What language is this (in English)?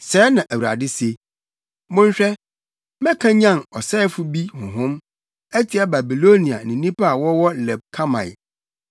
Akan